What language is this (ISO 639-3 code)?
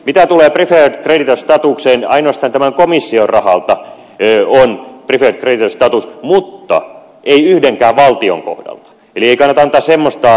fin